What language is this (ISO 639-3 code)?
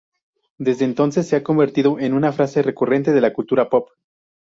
spa